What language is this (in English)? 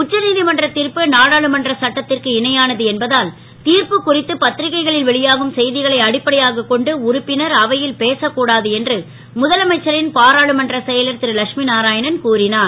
Tamil